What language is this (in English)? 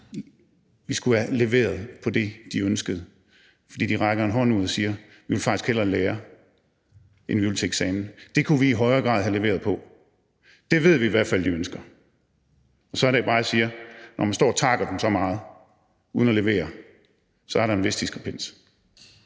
Danish